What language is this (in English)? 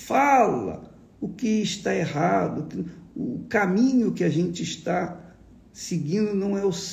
Portuguese